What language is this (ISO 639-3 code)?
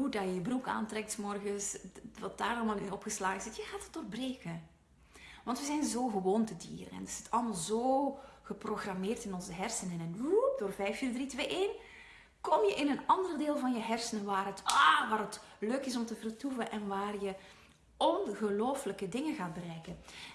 nld